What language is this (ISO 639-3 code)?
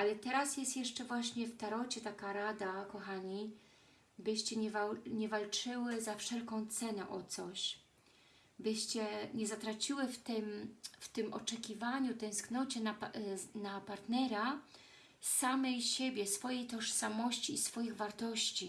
pol